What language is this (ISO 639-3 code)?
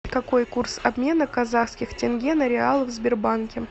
rus